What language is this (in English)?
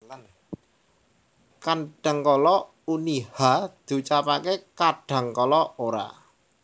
Javanese